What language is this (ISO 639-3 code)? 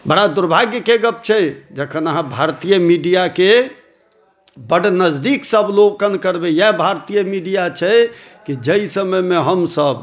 mai